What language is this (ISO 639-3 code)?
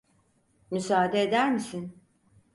tur